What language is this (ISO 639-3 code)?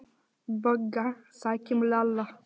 isl